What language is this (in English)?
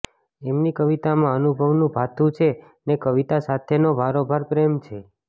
Gujarati